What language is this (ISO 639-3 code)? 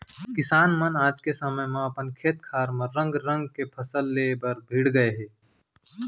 hne